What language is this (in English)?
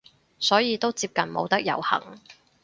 Cantonese